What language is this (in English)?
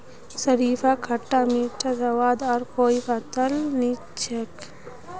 Magahi